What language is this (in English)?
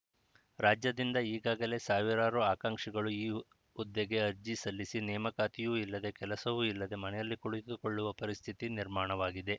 Kannada